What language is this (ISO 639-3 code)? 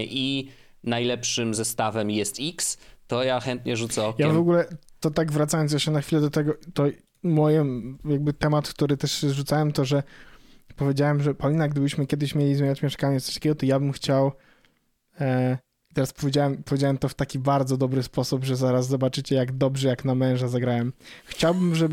pol